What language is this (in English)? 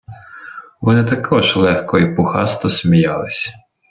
Ukrainian